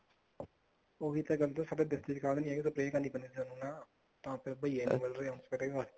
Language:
Punjabi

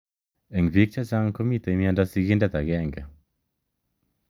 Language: Kalenjin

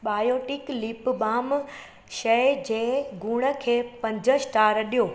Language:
Sindhi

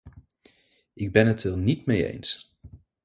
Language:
Dutch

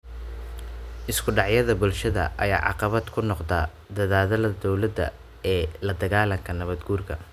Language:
Somali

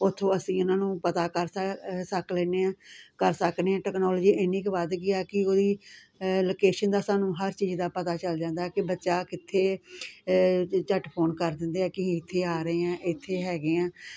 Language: Punjabi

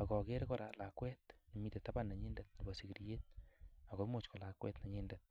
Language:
Kalenjin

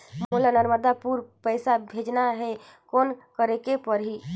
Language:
Chhattisgarhi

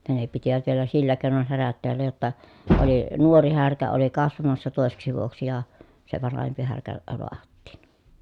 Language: Finnish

